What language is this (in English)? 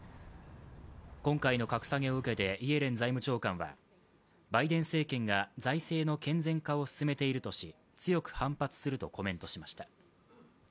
Japanese